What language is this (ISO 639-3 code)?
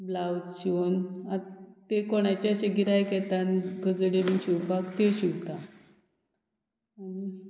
kok